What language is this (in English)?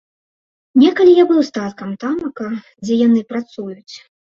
Belarusian